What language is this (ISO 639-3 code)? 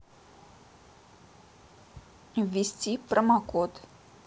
rus